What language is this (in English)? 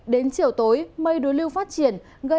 Vietnamese